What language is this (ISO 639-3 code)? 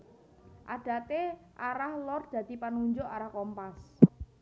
jav